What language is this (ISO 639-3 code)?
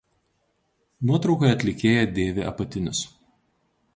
lit